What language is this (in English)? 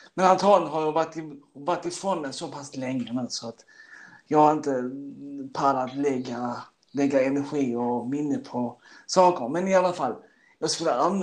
Swedish